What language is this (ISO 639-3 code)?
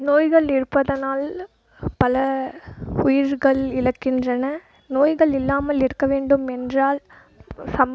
tam